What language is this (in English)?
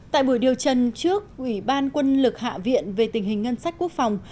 Vietnamese